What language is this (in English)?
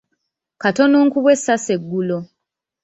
Ganda